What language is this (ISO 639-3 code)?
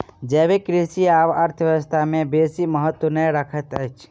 mai